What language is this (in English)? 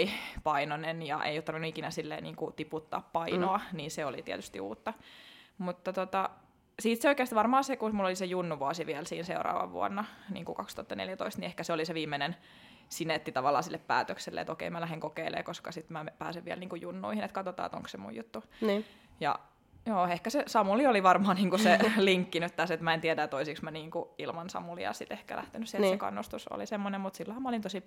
Finnish